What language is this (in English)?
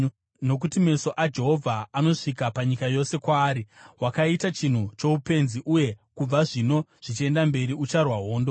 Shona